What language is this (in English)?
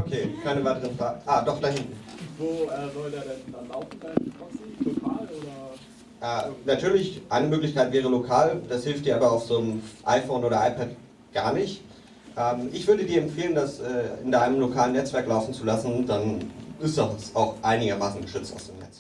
German